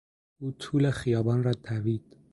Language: Persian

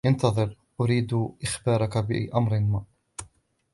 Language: Arabic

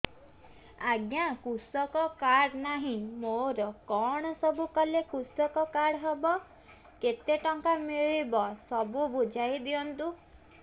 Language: Odia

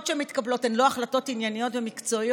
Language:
Hebrew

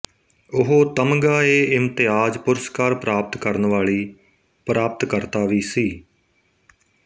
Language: Punjabi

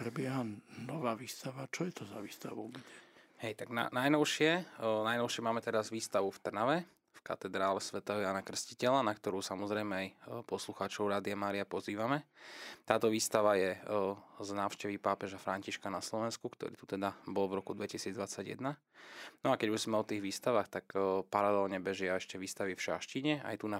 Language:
Slovak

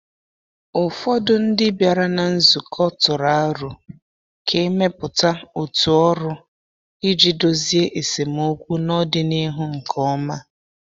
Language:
Igbo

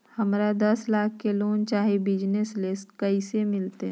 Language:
Magahi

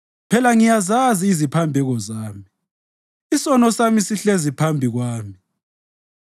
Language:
North Ndebele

